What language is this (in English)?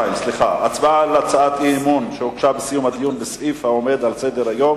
Hebrew